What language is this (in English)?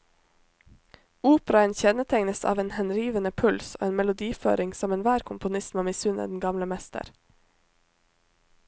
Norwegian